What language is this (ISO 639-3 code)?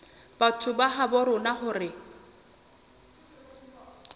sot